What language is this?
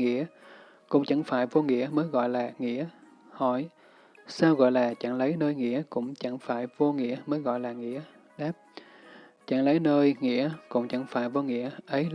Vietnamese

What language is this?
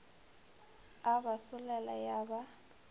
Northern Sotho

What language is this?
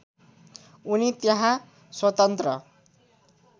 Nepali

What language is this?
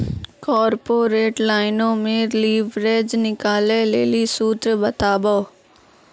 Maithili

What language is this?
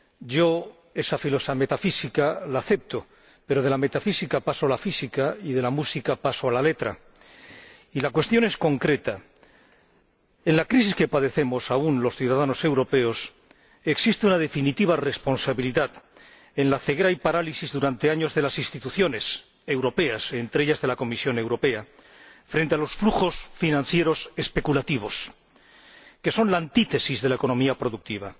Spanish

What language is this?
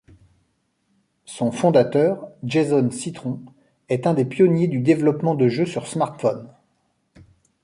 French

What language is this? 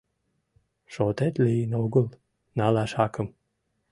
Mari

